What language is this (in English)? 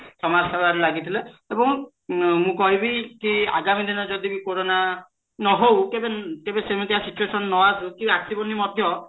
Odia